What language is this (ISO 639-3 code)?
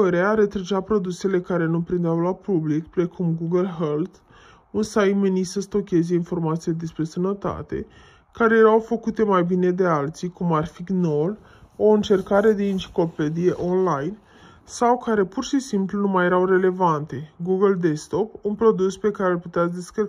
ron